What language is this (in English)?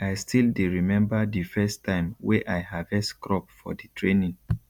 Nigerian Pidgin